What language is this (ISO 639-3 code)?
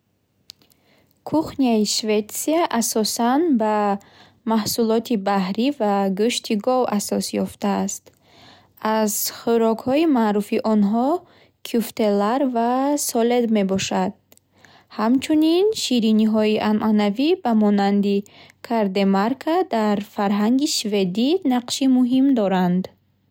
bhh